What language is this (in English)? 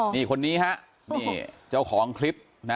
Thai